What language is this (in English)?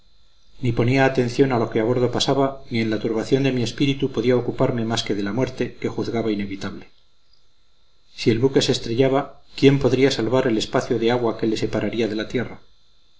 Spanish